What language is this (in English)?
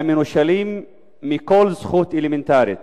Hebrew